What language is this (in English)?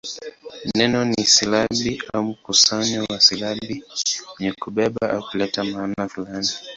Swahili